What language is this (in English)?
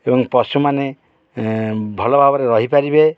Odia